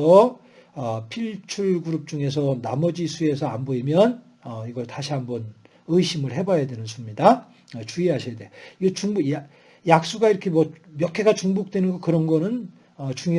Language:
Korean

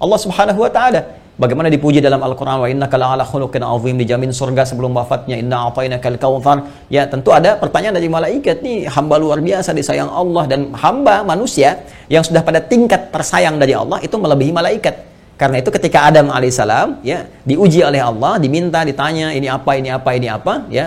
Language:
Indonesian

